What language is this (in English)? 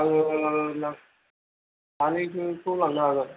Bodo